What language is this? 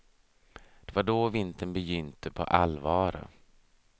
Swedish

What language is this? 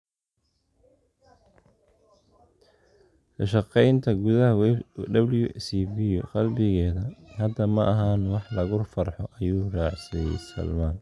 Somali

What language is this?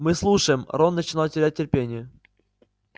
Russian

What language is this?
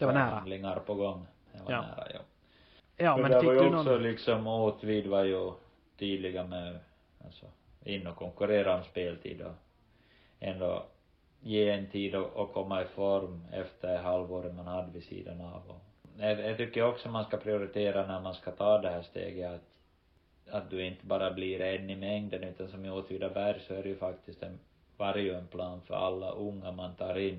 Swedish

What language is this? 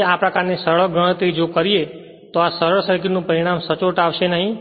Gujarati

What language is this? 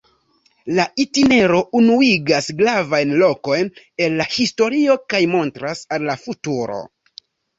Esperanto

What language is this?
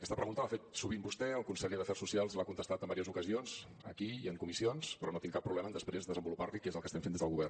Catalan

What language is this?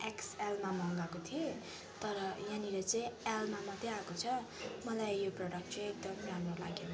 Nepali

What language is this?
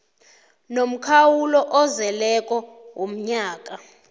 South Ndebele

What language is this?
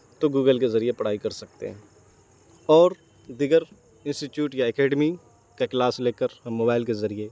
Urdu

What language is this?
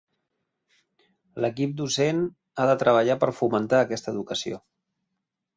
Catalan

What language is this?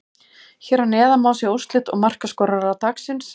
Icelandic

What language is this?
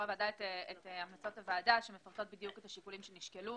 Hebrew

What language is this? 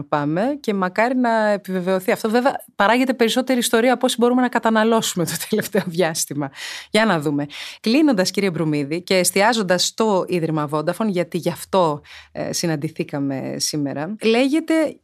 Greek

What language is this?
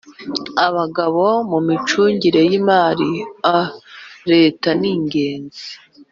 Kinyarwanda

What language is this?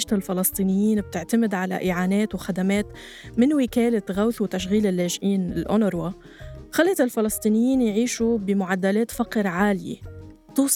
Arabic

